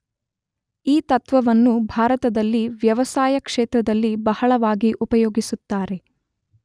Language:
Kannada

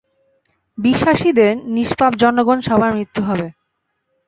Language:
Bangla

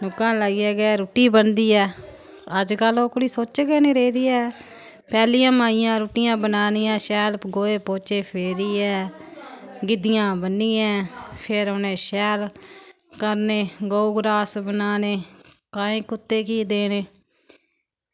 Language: Dogri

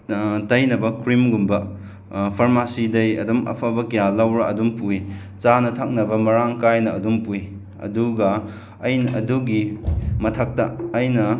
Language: Manipuri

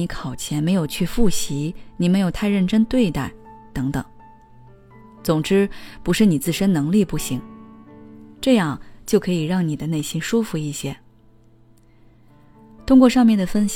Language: Chinese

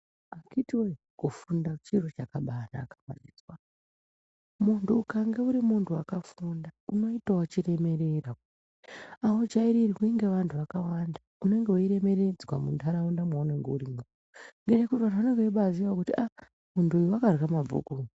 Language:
Ndau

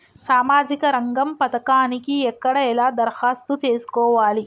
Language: Telugu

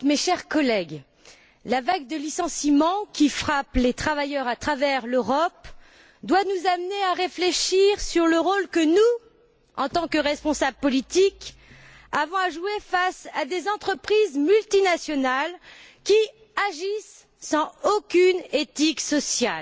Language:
French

